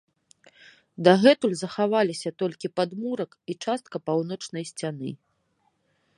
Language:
Belarusian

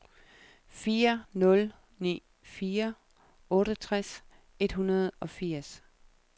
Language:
Danish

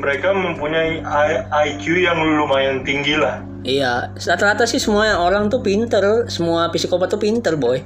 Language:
Indonesian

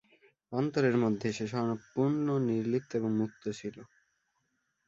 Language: Bangla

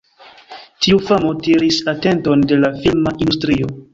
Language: Esperanto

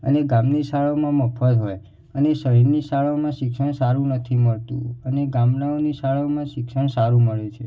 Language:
Gujarati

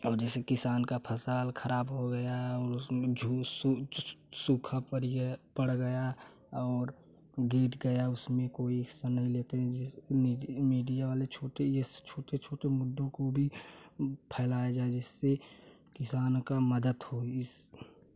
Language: Hindi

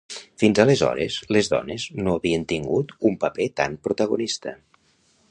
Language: Catalan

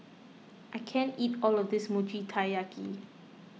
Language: English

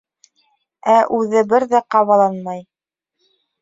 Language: Bashkir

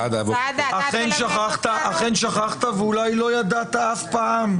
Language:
Hebrew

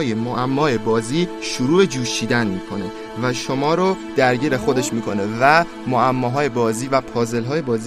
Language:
Persian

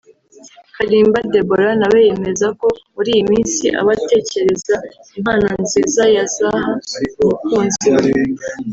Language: Kinyarwanda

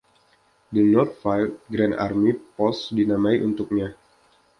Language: Indonesian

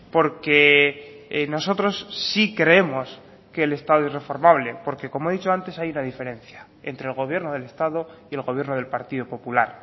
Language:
Spanish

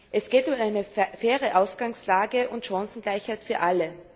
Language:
German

